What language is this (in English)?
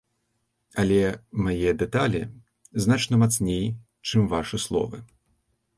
Belarusian